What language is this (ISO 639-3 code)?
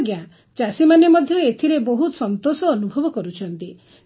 ori